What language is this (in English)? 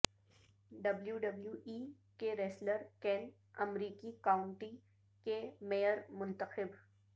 Urdu